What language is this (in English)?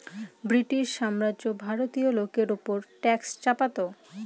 Bangla